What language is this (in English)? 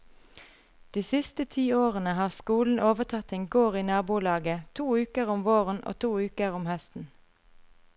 Norwegian